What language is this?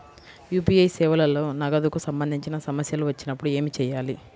Telugu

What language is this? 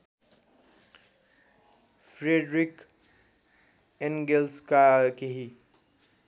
Nepali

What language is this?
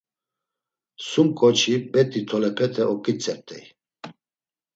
Laz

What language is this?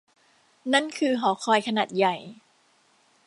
Thai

